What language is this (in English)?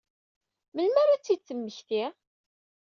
Kabyle